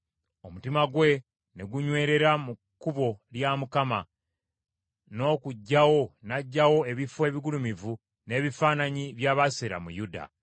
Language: Ganda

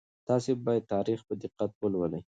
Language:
Pashto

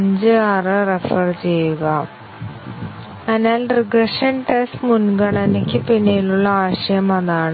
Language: Malayalam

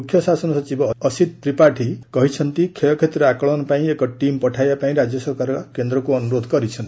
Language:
Odia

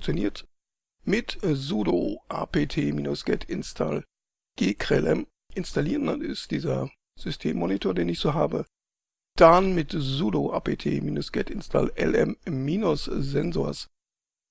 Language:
German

